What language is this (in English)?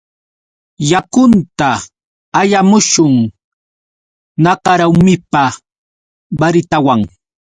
Yauyos Quechua